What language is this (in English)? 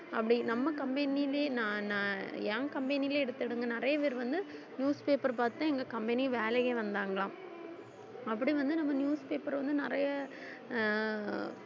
Tamil